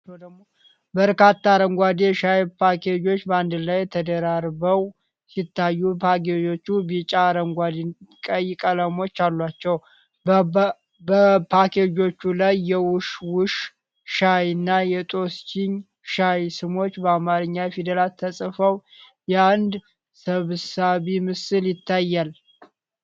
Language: Amharic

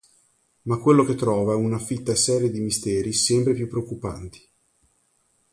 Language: Italian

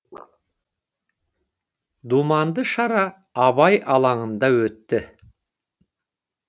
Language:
Kazakh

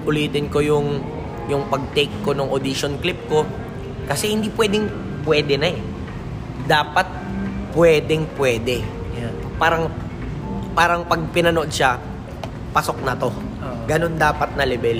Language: Filipino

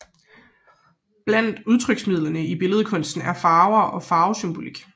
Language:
Danish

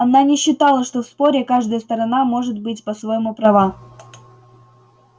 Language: Russian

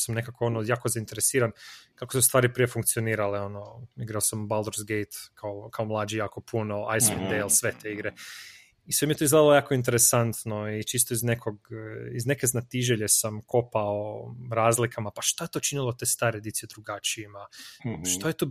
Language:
Croatian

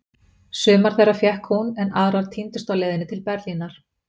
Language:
Icelandic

